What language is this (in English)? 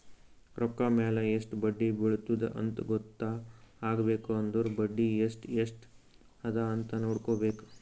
Kannada